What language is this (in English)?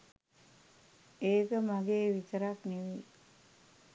Sinhala